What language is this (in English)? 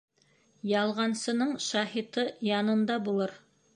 Bashkir